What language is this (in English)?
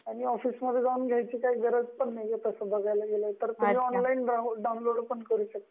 Marathi